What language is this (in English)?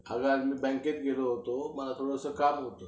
Marathi